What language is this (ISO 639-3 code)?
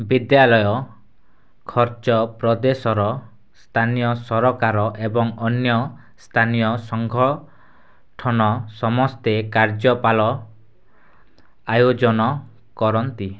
ori